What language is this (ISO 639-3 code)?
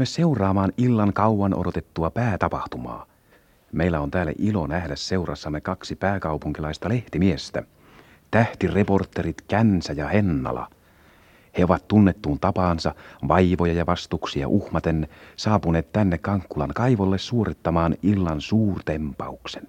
fin